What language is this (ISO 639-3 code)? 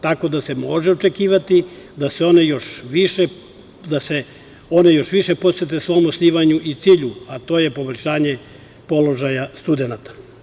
srp